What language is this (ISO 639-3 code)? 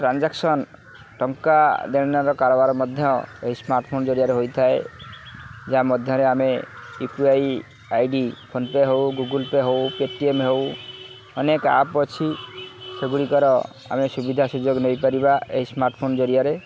ori